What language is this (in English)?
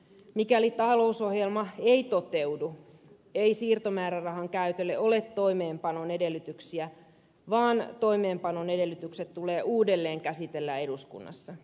Finnish